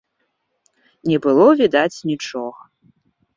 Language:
Belarusian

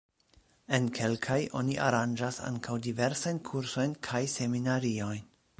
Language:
Esperanto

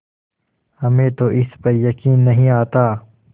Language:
Hindi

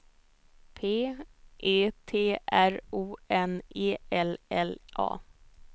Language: Swedish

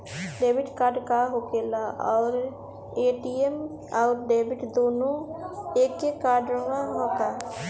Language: Bhojpuri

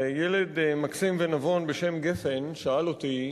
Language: Hebrew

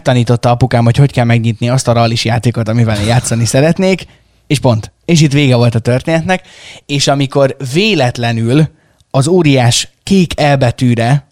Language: Hungarian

